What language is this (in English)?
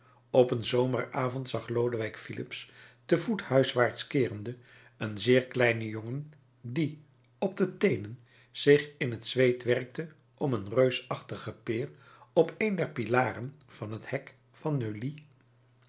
Dutch